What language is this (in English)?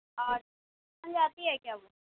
Urdu